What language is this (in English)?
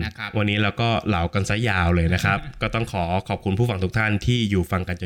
Thai